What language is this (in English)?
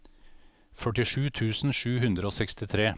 Norwegian